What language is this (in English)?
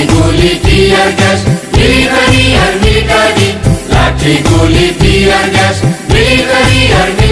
Romanian